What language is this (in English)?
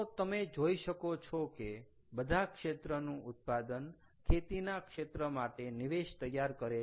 Gujarati